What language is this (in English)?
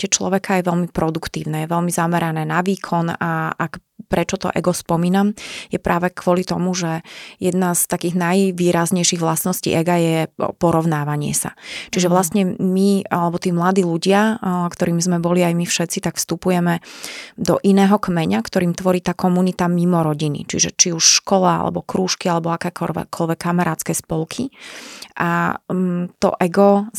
Slovak